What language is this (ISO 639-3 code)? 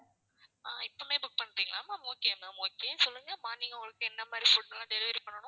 tam